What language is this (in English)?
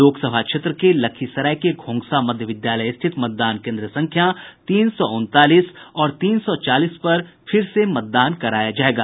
Hindi